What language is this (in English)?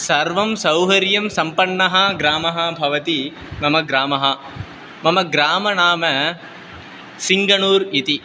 Sanskrit